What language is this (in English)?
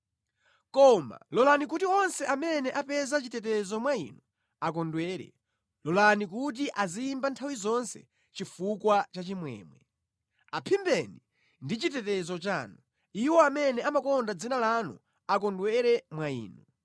Nyanja